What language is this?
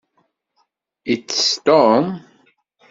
Kabyle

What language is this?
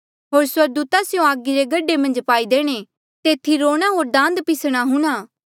Mandeali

